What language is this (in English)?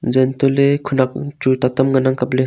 Wancho Naga